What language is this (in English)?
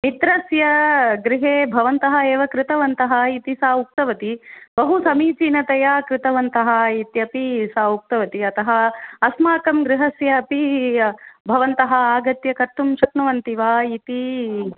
Sanskrit